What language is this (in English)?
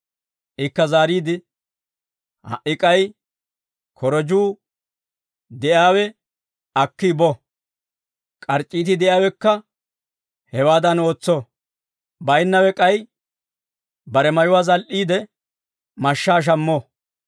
Dawro